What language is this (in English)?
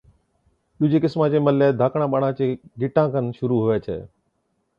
Od